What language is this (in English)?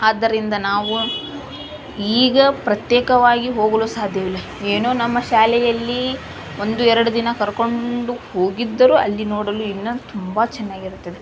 Kannada